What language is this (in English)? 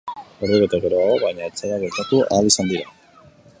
Basque